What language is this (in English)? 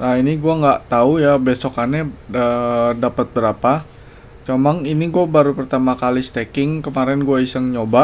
Indonesian